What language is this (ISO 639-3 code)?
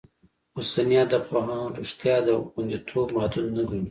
pus